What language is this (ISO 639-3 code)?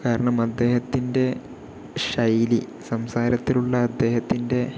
mal